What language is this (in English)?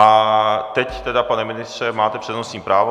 Czech